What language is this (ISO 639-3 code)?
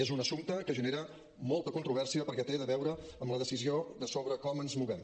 cat